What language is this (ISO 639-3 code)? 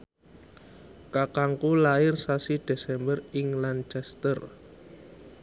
jav